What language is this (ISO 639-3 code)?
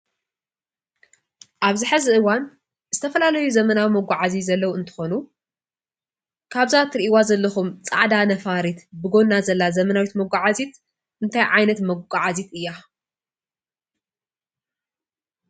tir